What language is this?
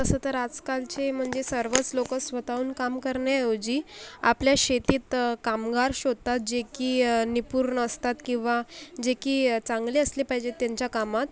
Marathi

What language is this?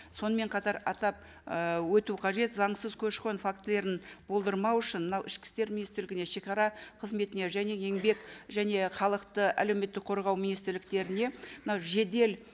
Kazakh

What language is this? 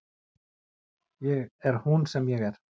Icelandic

